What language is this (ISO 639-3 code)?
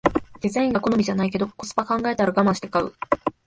jpn